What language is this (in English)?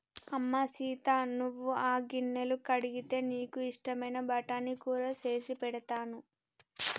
Telugu